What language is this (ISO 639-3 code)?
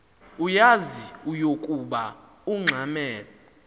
xho